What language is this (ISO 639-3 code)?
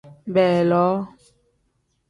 kdh